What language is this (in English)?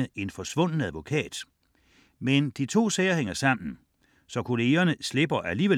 Danish